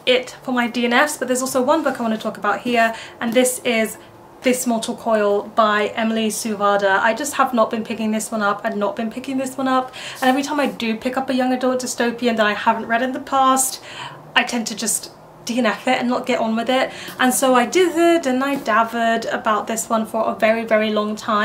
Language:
English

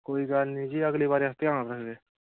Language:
Dogri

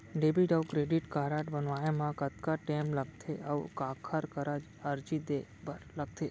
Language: Chhattisgarhi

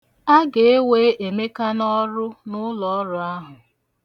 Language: Igbo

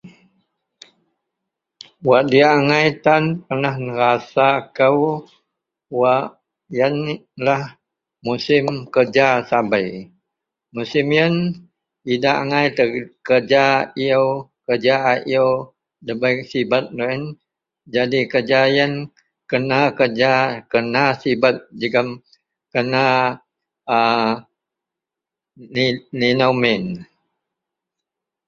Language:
Central Melanau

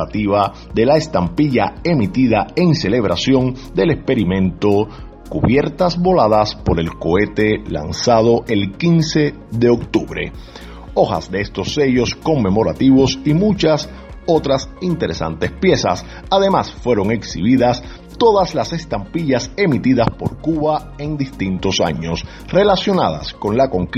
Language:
Spanish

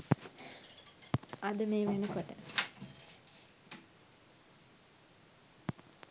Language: Sinhala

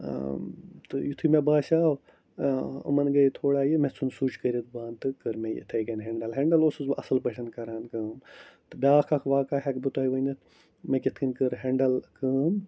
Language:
Kashmiri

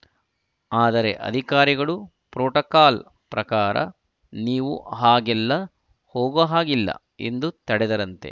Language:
Kannada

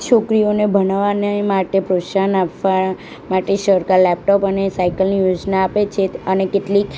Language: Gujarati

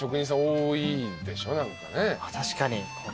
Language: Japanese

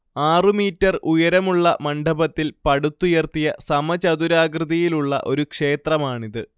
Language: Malayalam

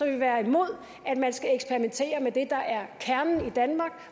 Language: Danish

